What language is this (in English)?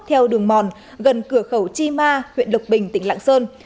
Vietnamese